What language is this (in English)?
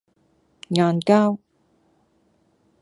Cantonese